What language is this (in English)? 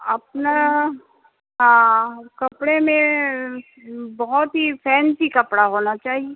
Urdu